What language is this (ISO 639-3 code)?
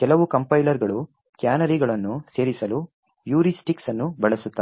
kan